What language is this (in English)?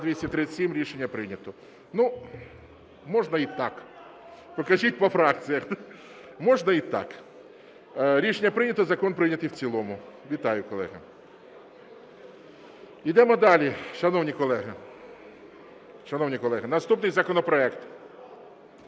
Ukrainian